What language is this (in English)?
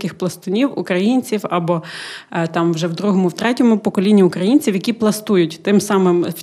Ukrainian